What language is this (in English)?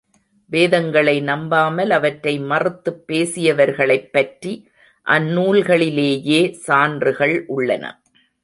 Tamil